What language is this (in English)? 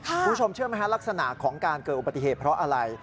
Thai